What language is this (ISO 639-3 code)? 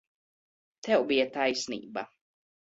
lav